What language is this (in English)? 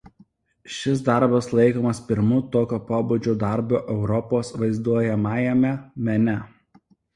Lithuanian